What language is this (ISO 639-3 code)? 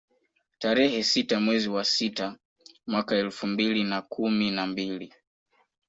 swa